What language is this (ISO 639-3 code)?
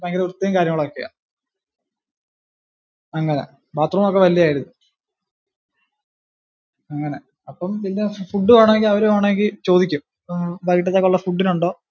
mal